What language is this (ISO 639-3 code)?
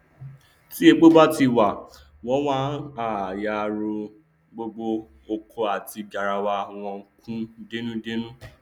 yor